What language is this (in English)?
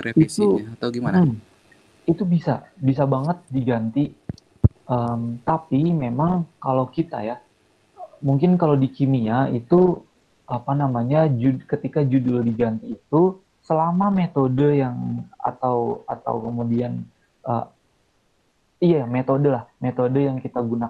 Indonesian